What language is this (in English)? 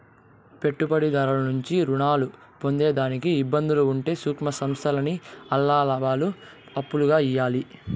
Telugu